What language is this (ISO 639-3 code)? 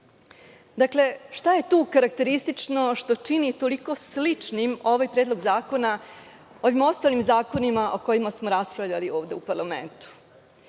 srp